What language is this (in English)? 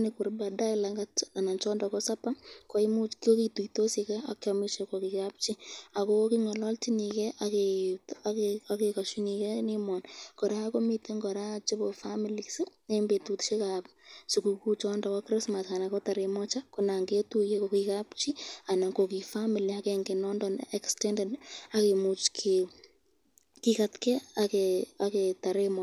Kalenjin